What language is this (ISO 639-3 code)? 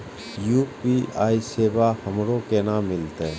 mai